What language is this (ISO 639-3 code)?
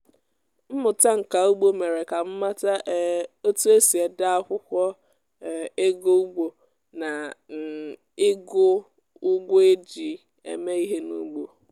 ibo